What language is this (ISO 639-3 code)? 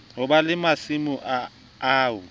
sot